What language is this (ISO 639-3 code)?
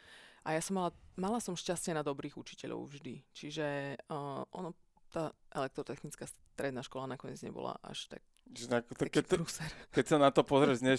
slk